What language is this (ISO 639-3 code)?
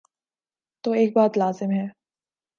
urd